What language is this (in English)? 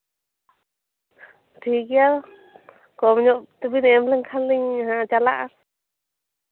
Santali